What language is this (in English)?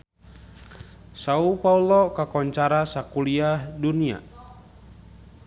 Sundanese